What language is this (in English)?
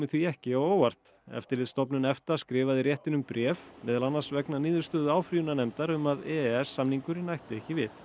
Icelandic